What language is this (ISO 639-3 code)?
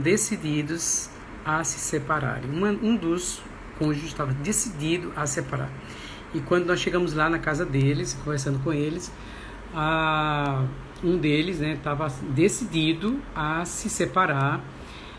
por